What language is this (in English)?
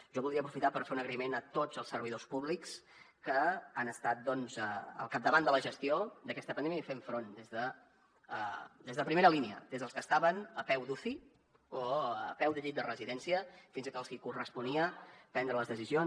Catalan